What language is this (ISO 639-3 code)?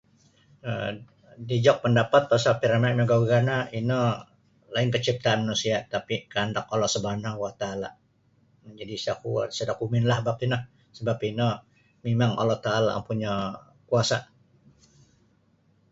bsy